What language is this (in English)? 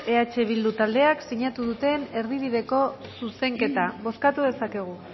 Basque